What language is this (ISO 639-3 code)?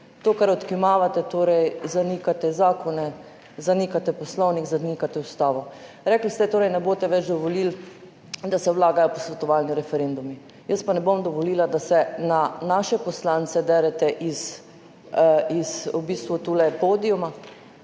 slv